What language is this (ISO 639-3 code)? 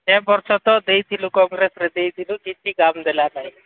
ori